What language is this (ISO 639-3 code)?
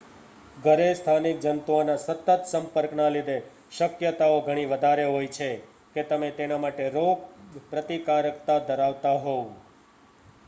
guj